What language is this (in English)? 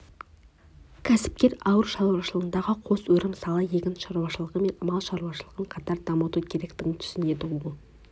Kazakh